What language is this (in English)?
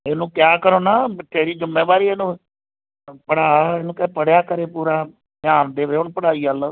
Punjabi